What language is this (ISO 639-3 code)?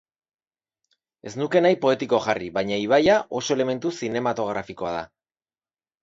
eus